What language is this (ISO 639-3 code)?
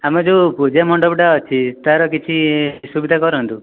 ori